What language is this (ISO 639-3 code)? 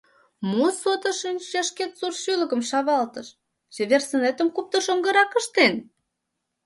chm